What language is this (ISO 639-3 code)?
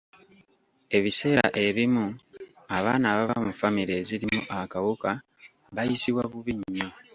lug